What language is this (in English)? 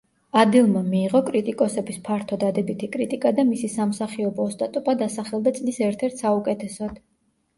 Georgian